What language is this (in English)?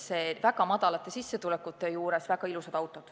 Estonian